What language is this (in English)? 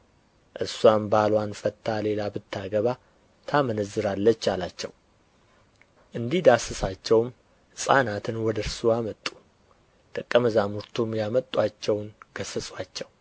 Amharic